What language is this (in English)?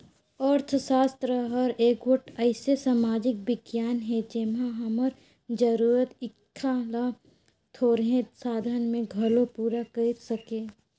Chhattisgarhi